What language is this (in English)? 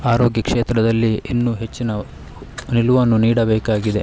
Kannada